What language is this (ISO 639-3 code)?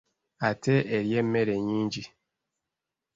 lug